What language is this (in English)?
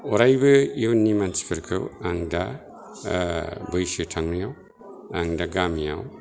Bodo